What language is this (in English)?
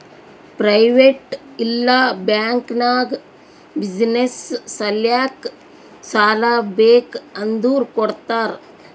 Kannada